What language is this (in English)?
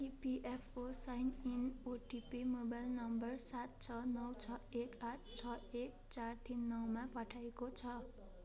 Nepali